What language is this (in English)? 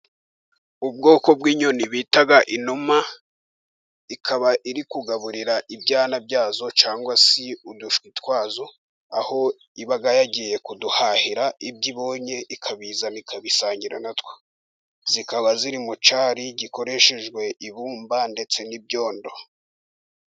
Kinyarwanda